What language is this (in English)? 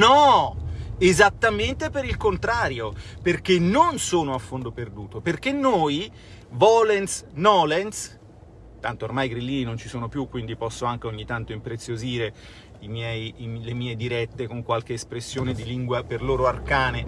Italian